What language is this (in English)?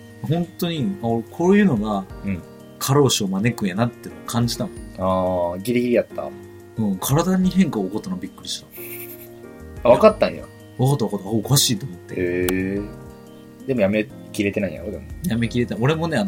Japanese